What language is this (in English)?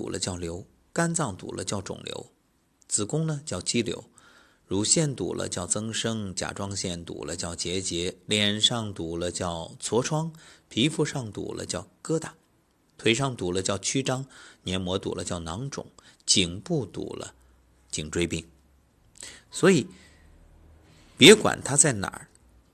Chinese